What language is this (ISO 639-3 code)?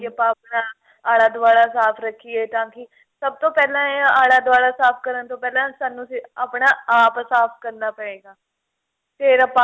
pan